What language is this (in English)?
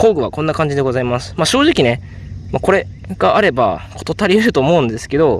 Japanese